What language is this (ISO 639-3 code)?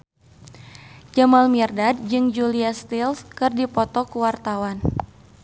sun